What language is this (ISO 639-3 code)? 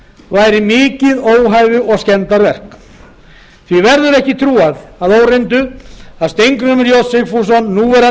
isl